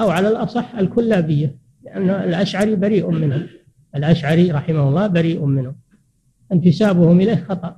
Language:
Arabic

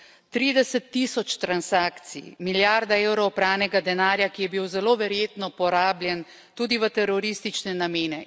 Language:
Slovenian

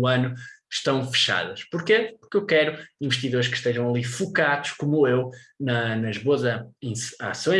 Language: Portuguese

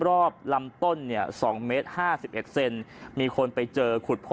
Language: Thai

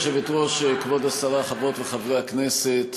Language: Hebrew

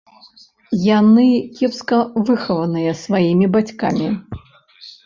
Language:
Belarusian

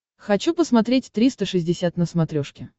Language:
Russian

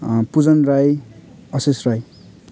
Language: Nepali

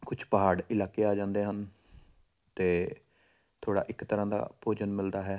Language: Punjabi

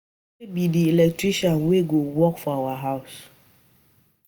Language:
Nigerian Pidgin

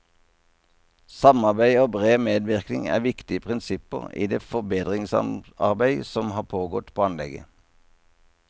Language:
Norwegian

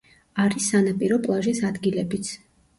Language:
Georgian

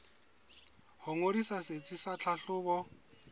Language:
Southern Sotho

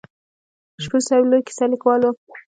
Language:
Pashto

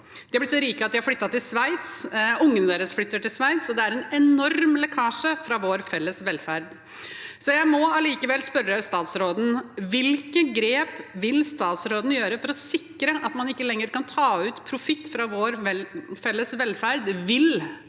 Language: Norwegian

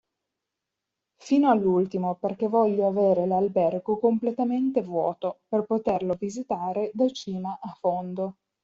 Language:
Italian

